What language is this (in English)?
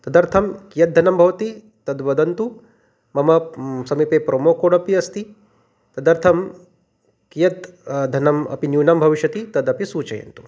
Sanskrit